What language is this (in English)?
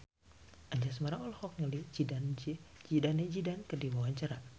Sundanese